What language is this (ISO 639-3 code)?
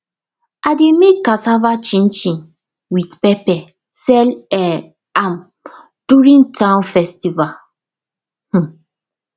pcm